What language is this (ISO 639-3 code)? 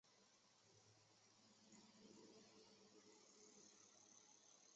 zho